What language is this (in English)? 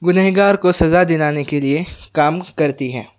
Urdu